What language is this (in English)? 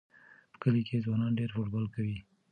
Pashto